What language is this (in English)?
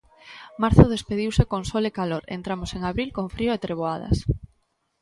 Galician